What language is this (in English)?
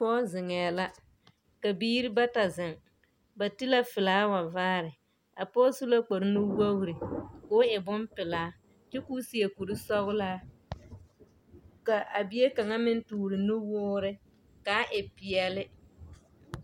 Southern Dagaare